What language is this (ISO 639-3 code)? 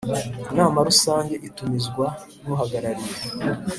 kin